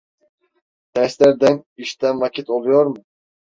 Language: Turkish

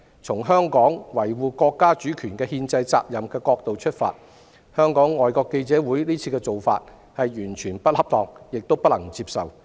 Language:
Cantonese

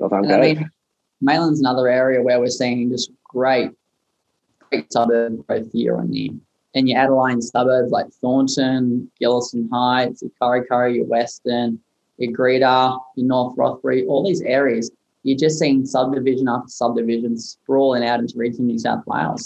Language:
English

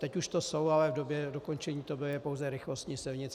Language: Czech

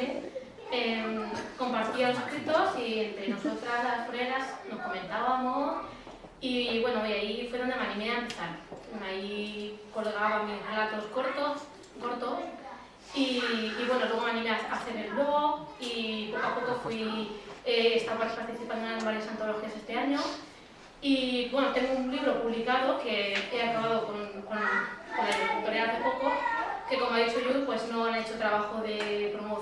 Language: Spanish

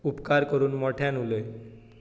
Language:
Konkani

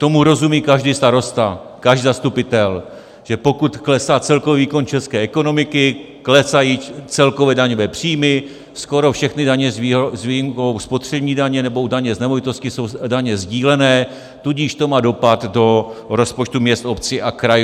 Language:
Czech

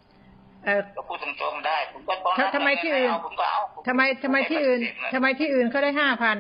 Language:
Thai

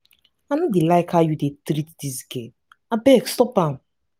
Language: Nigerian Pidgin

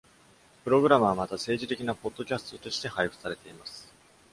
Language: Japanese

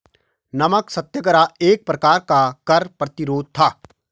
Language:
Hindi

